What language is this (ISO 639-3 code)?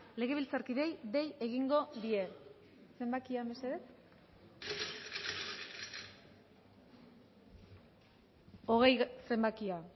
eus